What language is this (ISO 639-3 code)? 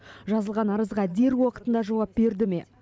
kaz